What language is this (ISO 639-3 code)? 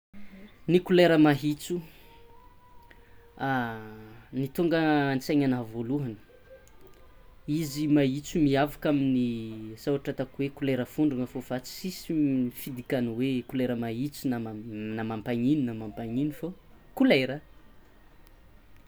xmw